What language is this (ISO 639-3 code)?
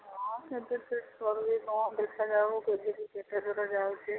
ori